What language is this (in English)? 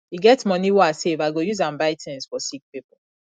Nigerian Pidgin